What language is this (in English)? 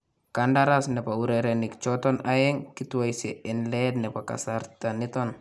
Kalenjin